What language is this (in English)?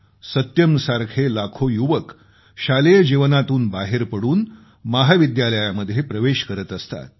Marathi